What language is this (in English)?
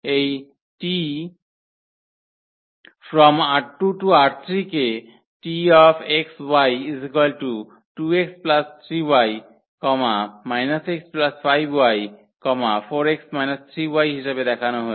Bangla